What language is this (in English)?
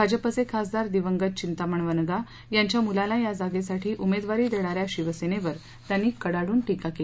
Marathi